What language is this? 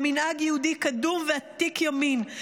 Hebrew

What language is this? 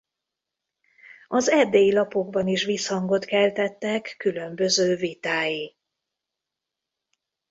Hungarian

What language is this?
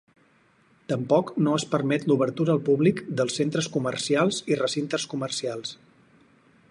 Catalan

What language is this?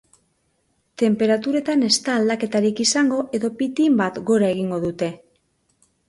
Basque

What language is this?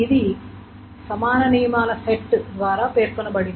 Telugu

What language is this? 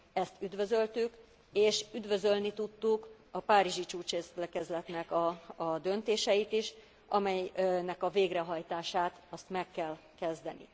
Hungarian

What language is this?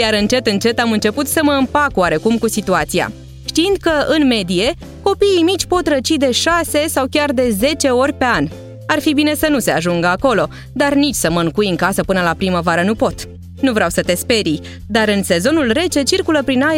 Romanian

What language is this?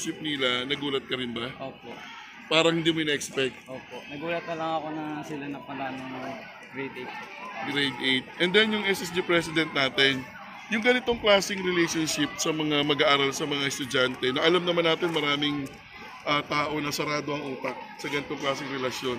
Filipino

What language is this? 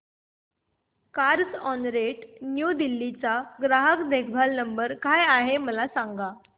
Marathi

